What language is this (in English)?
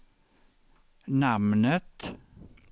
Swedish